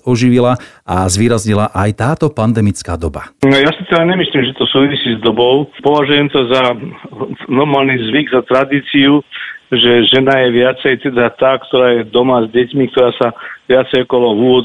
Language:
Slovak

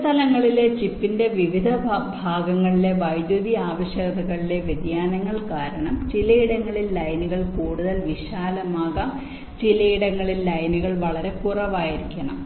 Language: Malayalam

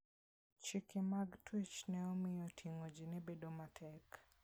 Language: Luo (Kenya and Tanzania)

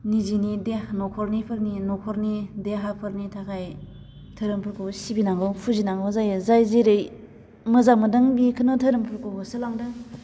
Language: Bodo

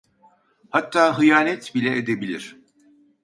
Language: Turkish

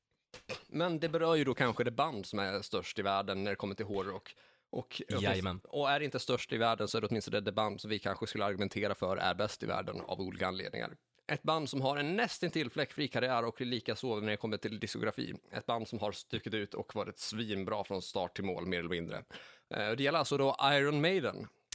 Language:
Swedish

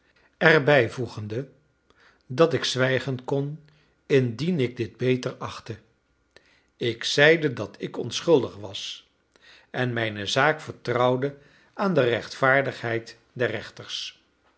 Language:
Dutch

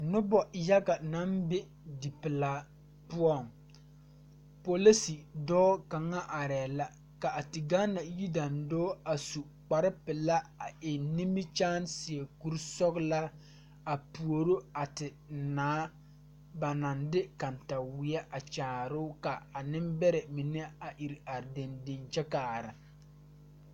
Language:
Southern Dagaare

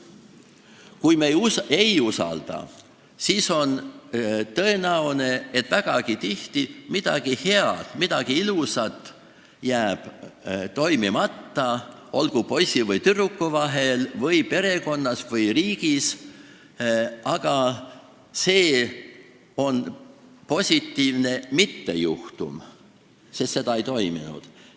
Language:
Estonian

